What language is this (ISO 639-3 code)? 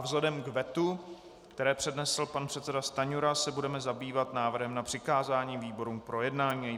ces